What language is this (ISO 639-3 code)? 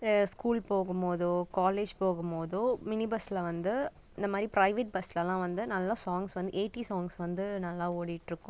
tam